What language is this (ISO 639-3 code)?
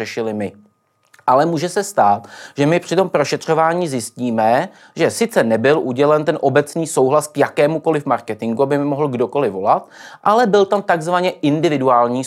ces